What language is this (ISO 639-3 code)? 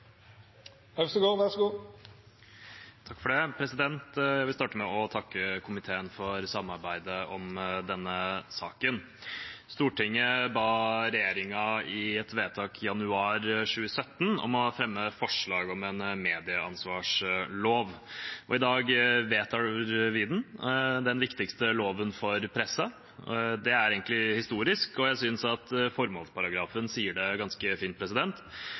nor